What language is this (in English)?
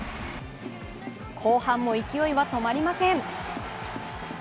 Japanese